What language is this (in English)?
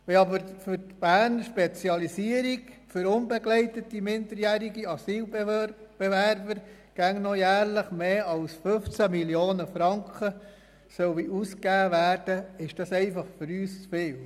Swiss German